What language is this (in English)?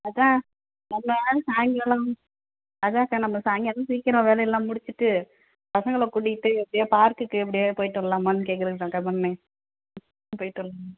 Tamil